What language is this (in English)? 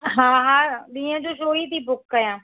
Sindhi